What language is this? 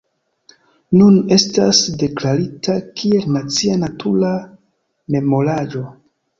Esperanto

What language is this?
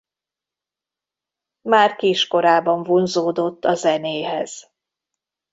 Hungarian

